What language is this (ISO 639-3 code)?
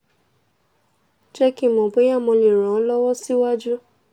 yor